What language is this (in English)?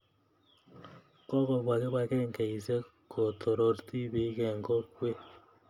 Kalenjin